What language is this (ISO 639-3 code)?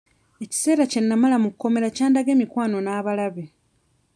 lug